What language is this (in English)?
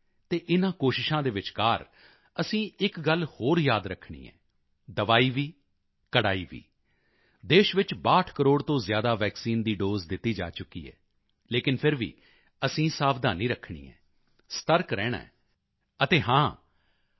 Punjabi